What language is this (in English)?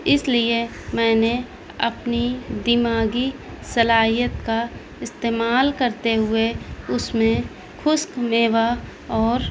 Urdu